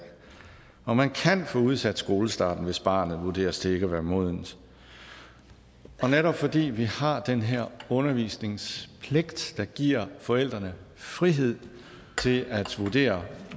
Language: Danish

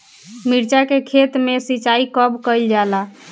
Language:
Bhojpuri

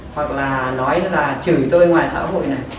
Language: Vietnamese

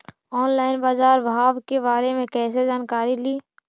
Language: Magahi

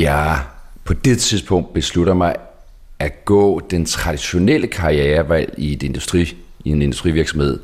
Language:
Danish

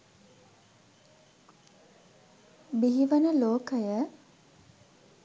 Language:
Sinhala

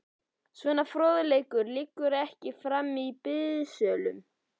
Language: Icelandic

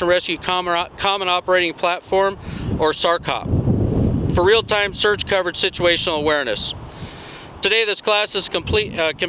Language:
English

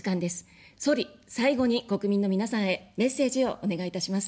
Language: Japanese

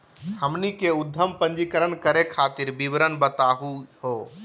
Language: Magahi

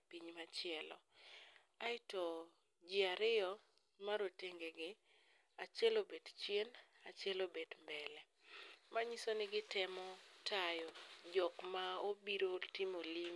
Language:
Luo (Kenya and Tanzania)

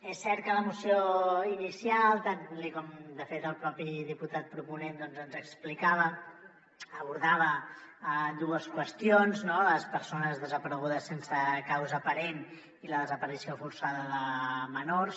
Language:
Catalan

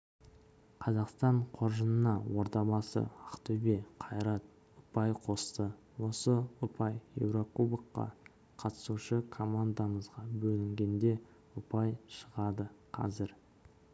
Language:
Kazakh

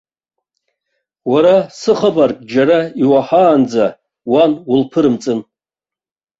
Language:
Abkhazian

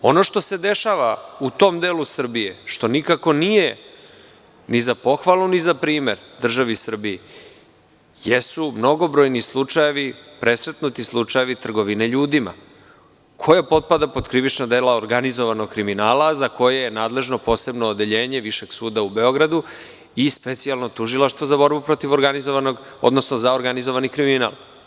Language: Serbian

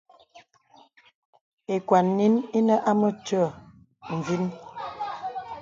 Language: Bebele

